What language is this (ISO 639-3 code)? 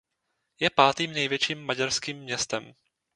ces